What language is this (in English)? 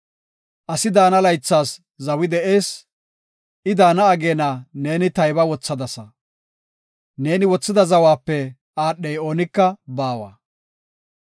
Gofa